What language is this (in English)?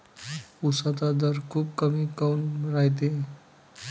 Marathi